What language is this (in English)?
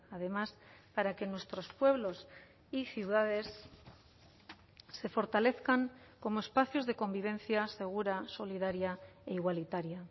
Spanish